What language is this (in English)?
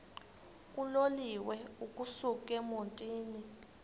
Xhosa